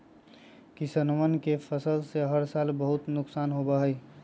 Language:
Magahi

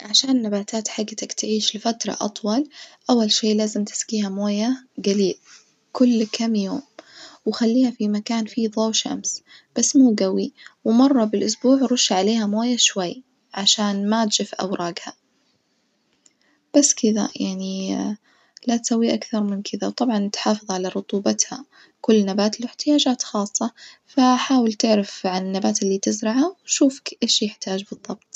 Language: Najdi Arabic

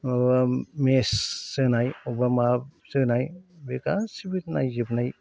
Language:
Bodo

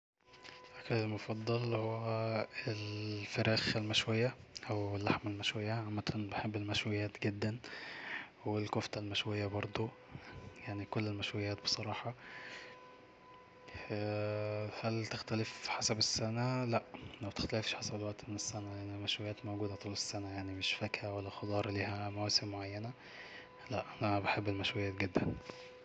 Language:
Egyptian Arabic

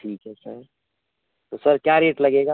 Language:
Hindi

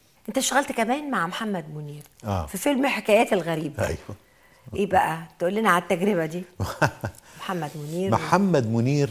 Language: Arabic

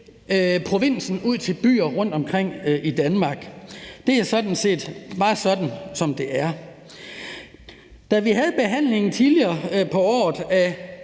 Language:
Danish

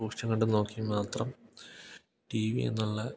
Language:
Malayalam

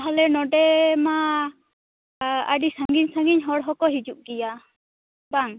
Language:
Santali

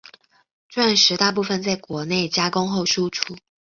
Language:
Chinese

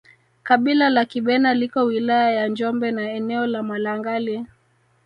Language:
Swahili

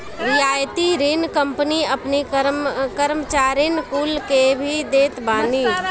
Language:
Bhojpuri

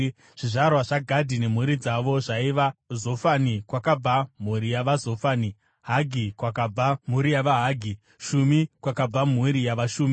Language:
Shona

